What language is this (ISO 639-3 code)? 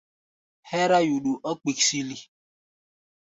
gba